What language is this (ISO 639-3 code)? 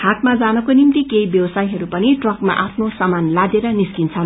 nep